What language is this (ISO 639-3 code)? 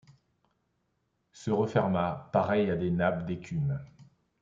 fra